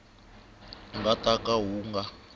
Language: Tsonga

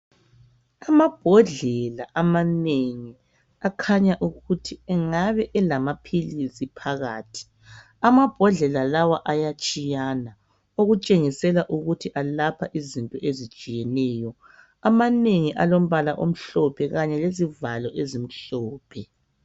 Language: North Ndebele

